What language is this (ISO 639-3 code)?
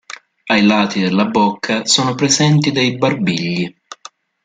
ita